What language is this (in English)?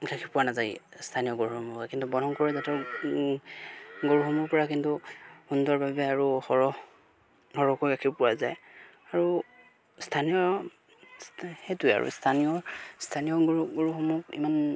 Assamese